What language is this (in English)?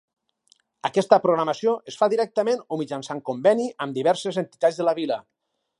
Catalan